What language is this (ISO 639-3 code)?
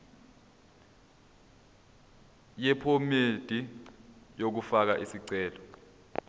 zul